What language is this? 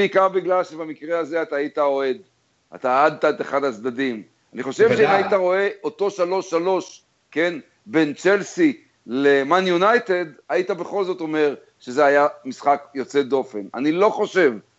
Hebrew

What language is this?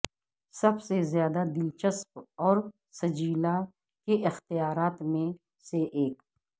Urdu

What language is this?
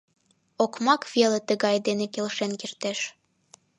Mari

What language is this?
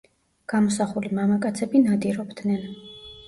Georgian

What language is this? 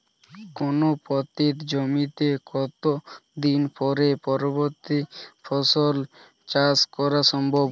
Bangla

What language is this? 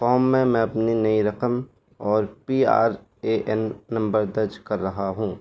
Urdu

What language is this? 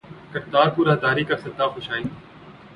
Urdu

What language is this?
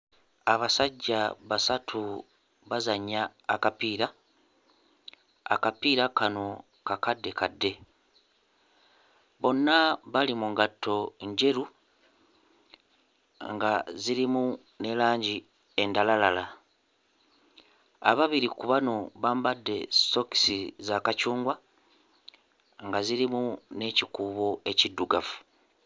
Ganda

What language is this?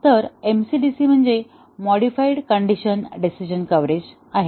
Marathi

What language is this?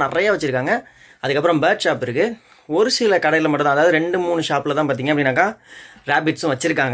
Indonesian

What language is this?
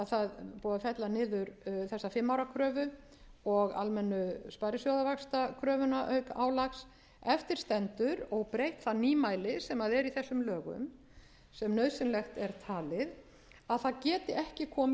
Icelandic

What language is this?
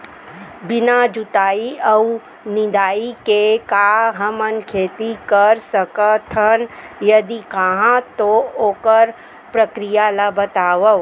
Chhattisgarhi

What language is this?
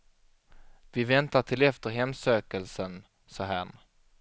Swedish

